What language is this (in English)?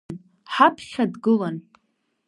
Abkhazian